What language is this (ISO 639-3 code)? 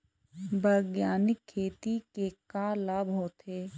hne